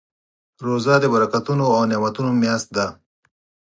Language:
Pashto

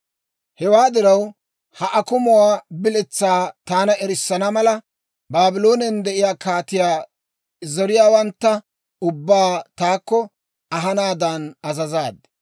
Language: Dawro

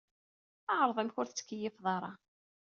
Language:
Kabyle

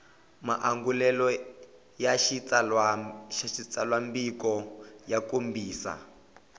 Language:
Tsonga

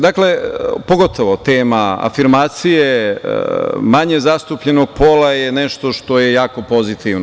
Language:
Serbian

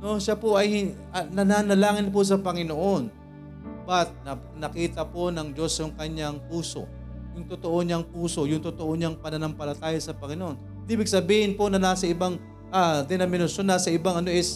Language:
Filipino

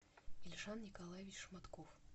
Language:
Russian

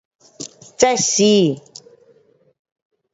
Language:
Pu-Xian Chinese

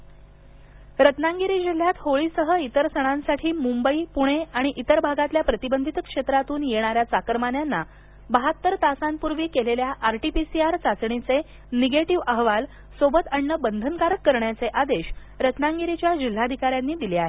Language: Marathi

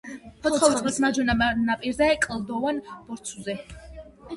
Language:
Georgian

